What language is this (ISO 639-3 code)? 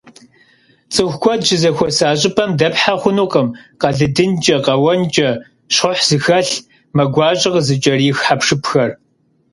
kbd